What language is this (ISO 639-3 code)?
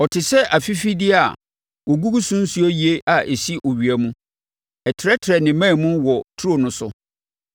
aka